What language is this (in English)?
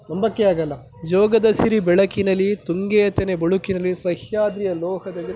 Kannada